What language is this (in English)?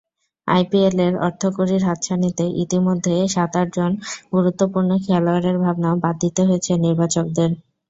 Bangla